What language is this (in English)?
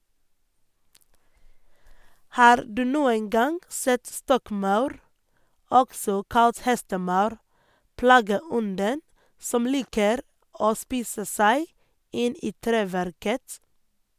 Norwegian